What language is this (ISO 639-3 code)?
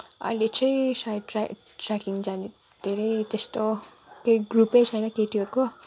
nep